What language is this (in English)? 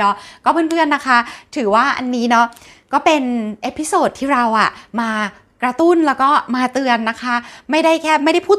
Thai